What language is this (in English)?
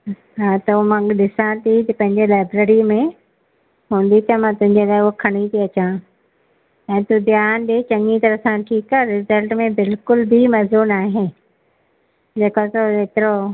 Sindhi